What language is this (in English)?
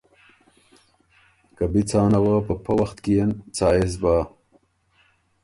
Ormuri